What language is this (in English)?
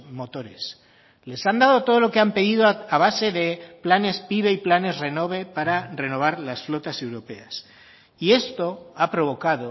Spanish